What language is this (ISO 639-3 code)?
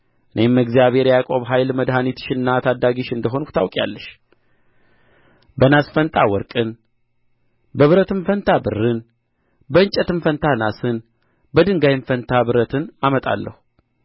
amh